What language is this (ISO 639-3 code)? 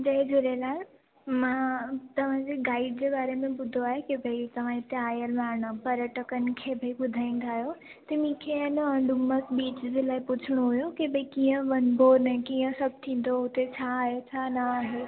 snd